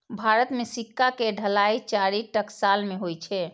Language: Maithili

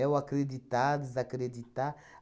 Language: Portuguese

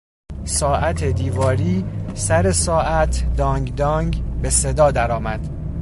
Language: Persian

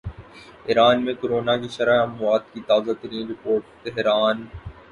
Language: Urdu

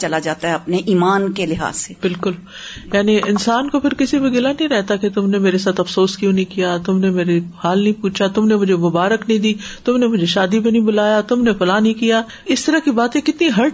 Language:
Urdu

